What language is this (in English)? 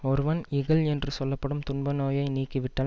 Tamil